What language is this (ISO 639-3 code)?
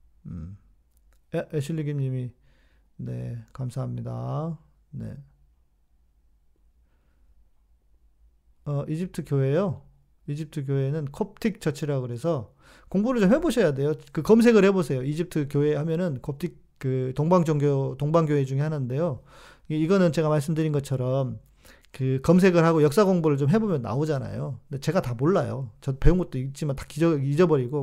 kor